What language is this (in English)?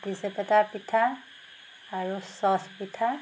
Assamese